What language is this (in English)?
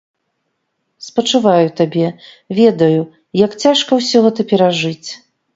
Belarusian